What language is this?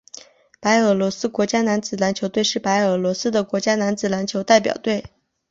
Chinese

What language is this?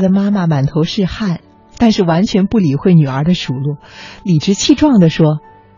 Chinese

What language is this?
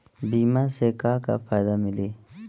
Bhojpuri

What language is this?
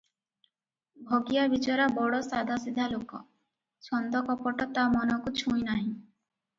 Odia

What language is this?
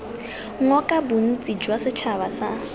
Tswana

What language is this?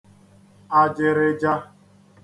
Igbo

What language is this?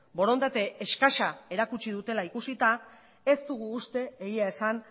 Basque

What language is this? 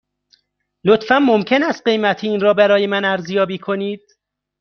Persian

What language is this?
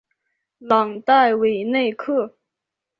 Chinese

